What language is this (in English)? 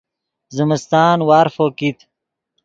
Yidgha